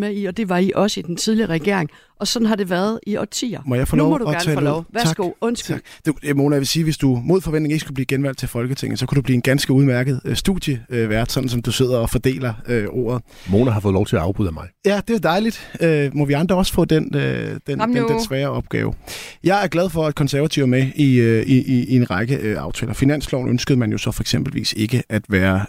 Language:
Danish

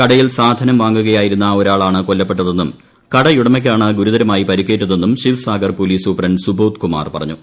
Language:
Malayalam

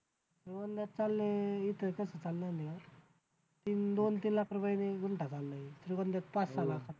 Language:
Marathi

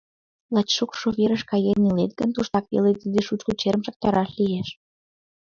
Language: Mari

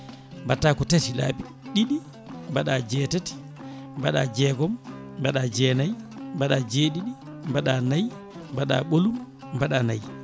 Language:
Fula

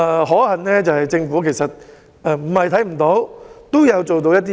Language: Cantonese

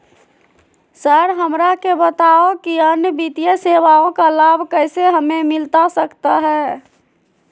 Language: Magahi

